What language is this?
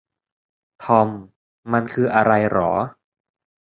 Thai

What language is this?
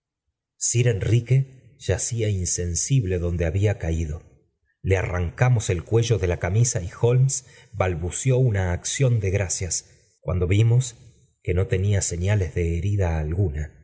Spanish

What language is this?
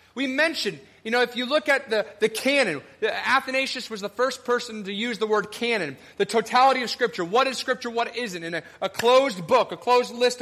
English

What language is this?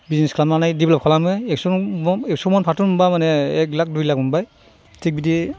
Bodo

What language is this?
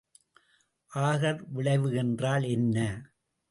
Tamil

